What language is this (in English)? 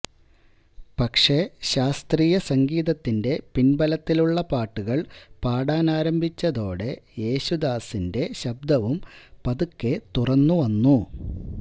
Malayalam